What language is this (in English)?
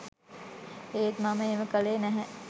Sinhala